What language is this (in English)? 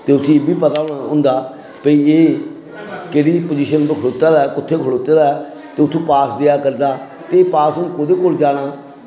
Dogri